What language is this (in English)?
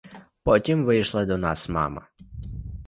Ukrainian